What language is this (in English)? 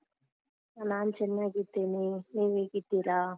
Kannada